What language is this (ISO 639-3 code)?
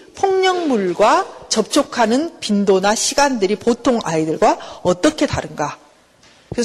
kor